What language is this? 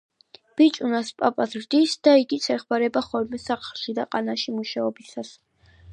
Georgian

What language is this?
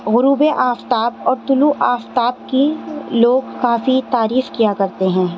Urdu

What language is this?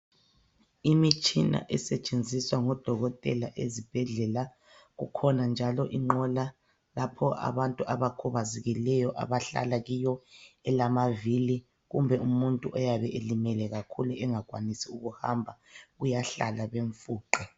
North Ndebele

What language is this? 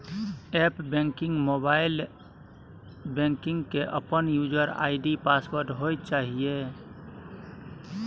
Maithili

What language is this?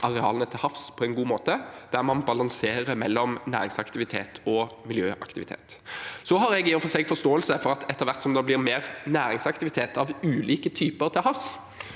Norwegian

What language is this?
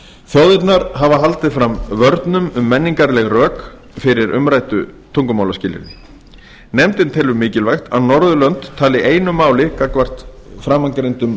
Icelandic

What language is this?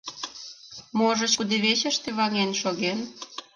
Mari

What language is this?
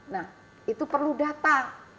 Indonesian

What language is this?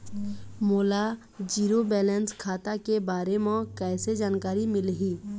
Chhattisgarhi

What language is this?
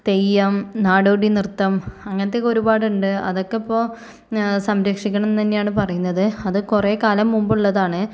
Malayalam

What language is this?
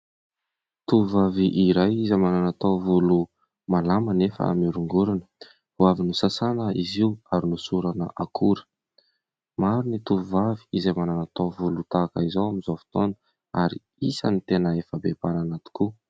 Malagasy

